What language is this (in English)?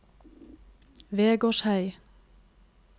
Norwegian